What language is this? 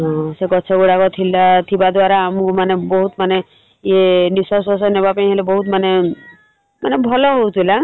Odia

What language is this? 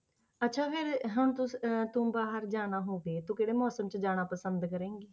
Punjabi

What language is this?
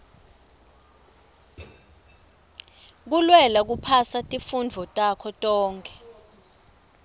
Swati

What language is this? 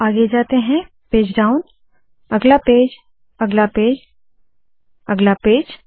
Hindi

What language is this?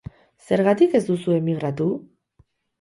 Basque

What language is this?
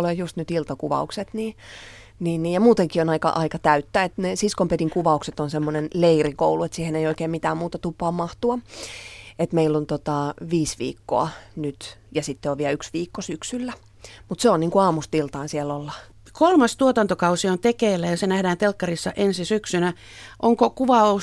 Finnish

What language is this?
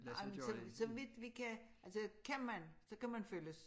Danish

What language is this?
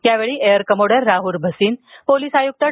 Marathi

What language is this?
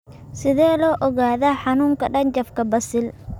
Somali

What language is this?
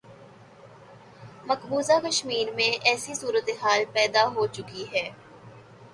Urdu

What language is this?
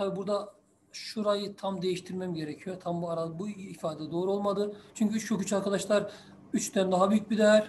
Turkish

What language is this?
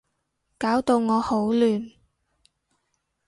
Cantonese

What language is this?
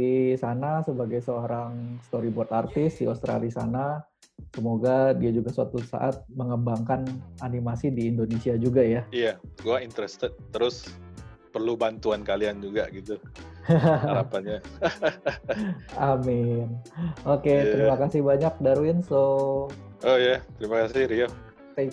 Indonesian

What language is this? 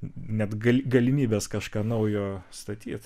Lithuanian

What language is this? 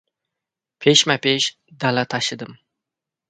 Uzbek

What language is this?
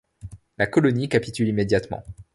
French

